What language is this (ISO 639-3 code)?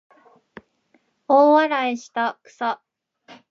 jpn